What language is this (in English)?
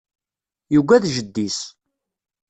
Kabyle